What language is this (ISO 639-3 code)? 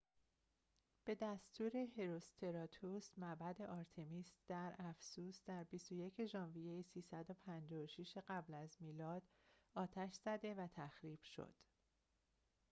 fas